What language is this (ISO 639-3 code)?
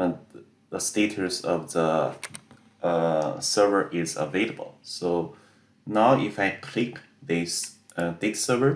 eng